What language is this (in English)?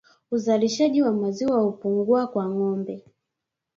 Swahili